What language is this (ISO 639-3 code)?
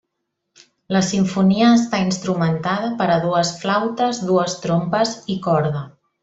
cat